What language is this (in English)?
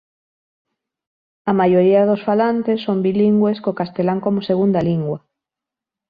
Galician